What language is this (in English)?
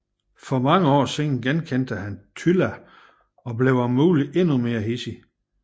Danish